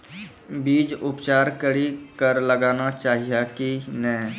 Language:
Maithili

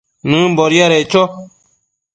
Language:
Matsés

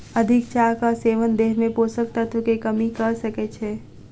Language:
Maithili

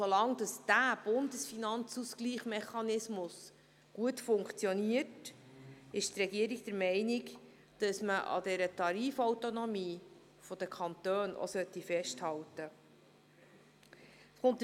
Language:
Swiss German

